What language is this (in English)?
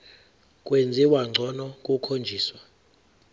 Zulu